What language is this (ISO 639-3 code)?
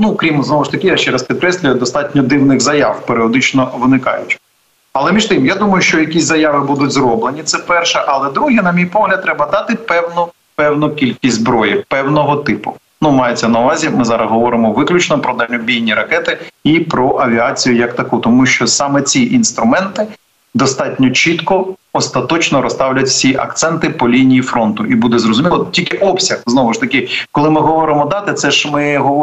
ukr